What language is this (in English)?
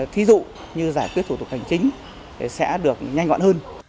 Vietnamese